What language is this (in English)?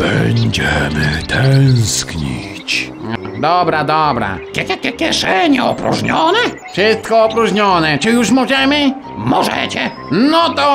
Polish